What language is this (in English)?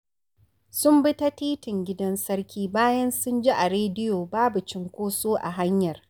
Hausa